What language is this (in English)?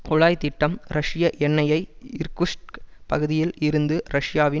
Tamil